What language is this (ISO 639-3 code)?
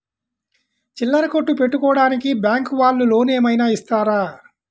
tel